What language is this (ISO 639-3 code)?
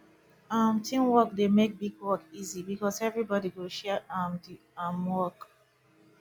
pcm